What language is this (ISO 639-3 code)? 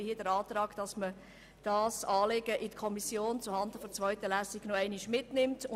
gsw